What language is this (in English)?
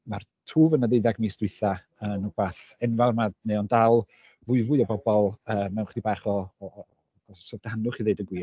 Welsh